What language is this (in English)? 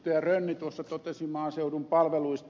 Finnish